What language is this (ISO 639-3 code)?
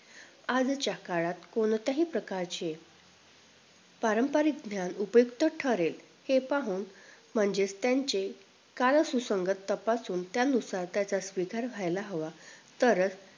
mar